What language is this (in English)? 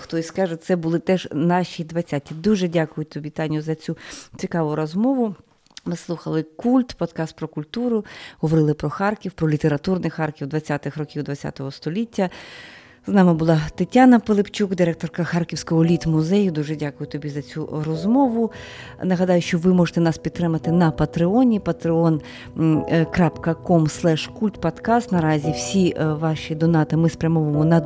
Ukrainian